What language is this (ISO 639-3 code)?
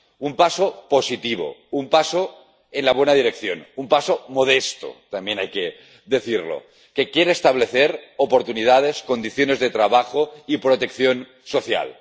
spa